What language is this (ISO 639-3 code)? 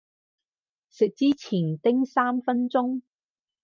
yue